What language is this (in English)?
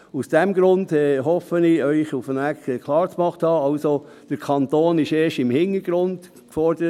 Swiss German